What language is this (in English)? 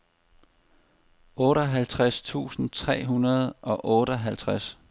Danish